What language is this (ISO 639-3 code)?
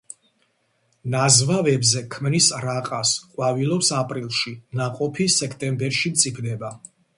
kat